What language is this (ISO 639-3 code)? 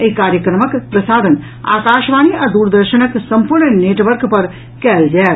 mai